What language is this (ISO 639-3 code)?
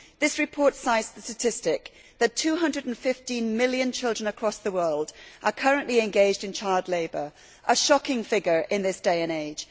eng